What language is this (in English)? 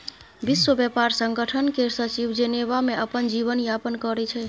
Maithili